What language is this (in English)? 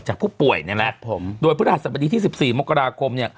Thai